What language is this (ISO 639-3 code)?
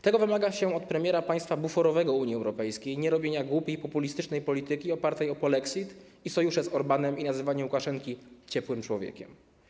pol